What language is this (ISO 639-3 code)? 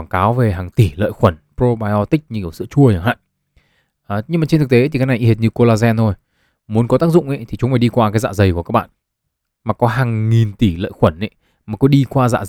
vie